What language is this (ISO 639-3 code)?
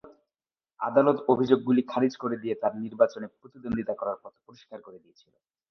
ben